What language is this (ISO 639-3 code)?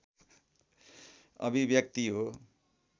nep